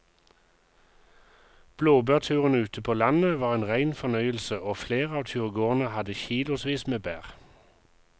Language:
Norwegian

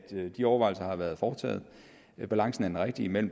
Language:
Danish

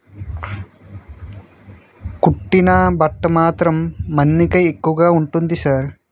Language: Telugu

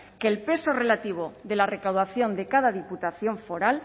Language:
Spanish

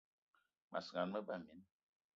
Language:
Eton (Cameroon)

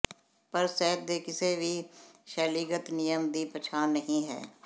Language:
Punjabi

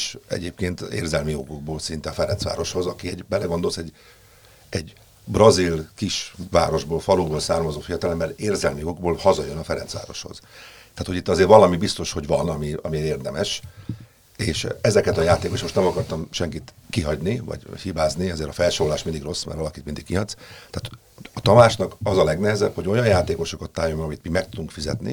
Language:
Hungarian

